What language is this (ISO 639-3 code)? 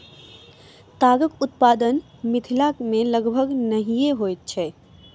mai